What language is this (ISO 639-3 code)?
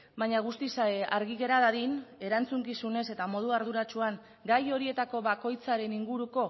eus